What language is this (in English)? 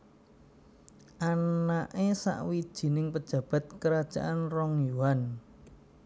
Javanese